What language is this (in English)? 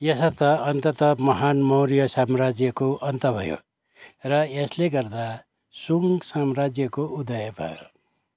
Nepali